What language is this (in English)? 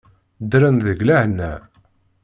Kabyle